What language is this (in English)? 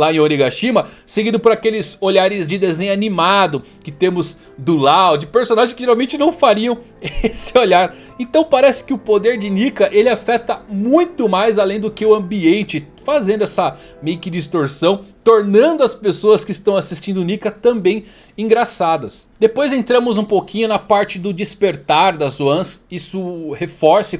Portuguese